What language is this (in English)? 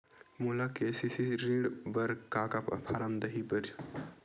Chhattisgarhi